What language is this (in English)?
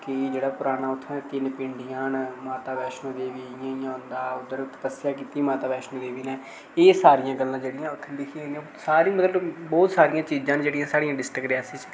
Dogri